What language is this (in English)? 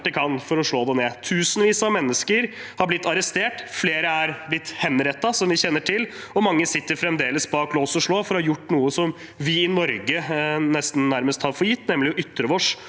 Norwegian